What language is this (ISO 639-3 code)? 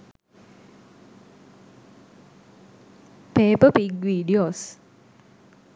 sin